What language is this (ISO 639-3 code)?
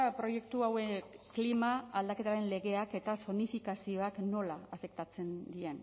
eus